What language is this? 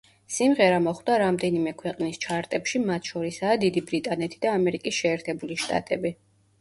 Georgian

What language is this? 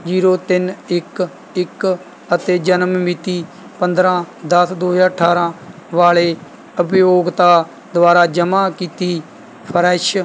Punjabi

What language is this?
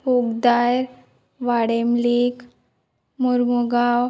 Konkani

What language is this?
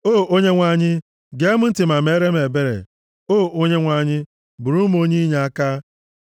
Igbo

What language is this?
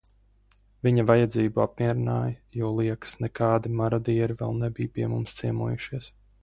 Latvian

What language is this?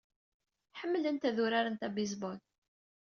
Kabyle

